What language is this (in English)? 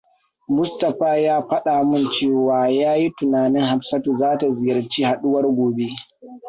Hausa